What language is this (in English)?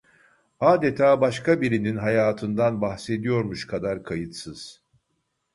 Turkish